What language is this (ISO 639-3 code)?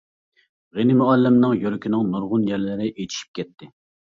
uig